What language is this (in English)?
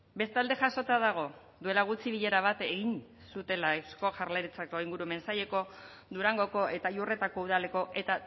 Basque